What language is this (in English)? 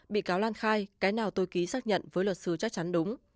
Vietnamese